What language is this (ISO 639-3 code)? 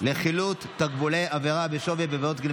heb